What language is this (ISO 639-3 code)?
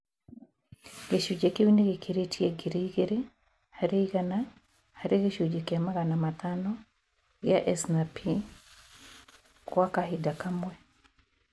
kik